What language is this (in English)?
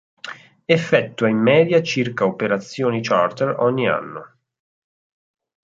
Italian